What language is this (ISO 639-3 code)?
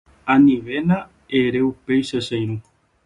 grn